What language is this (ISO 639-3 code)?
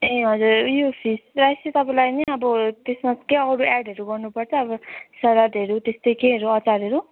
nep